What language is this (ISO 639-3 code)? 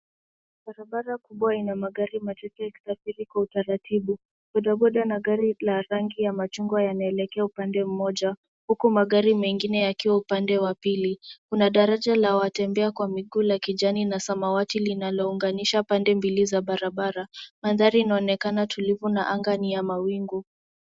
swa